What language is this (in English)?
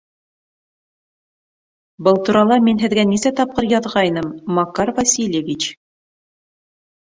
Bashkir